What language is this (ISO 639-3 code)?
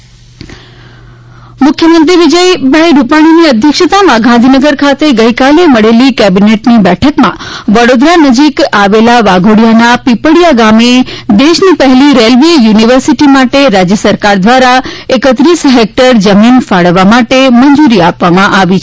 guj